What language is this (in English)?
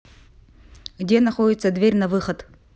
Russian